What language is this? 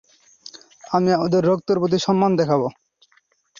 Bangla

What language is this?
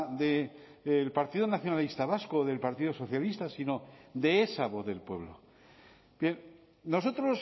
Spanish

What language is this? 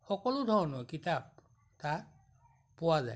Assamese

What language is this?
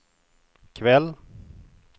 Swedish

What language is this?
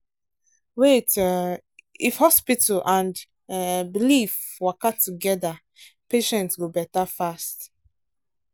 Nigerian Pidgin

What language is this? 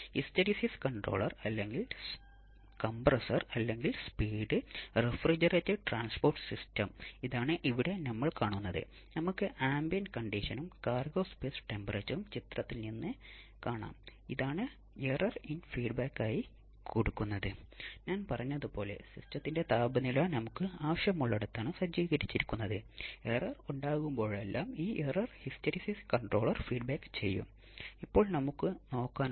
Malayalam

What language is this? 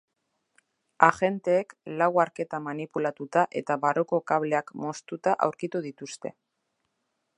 Basque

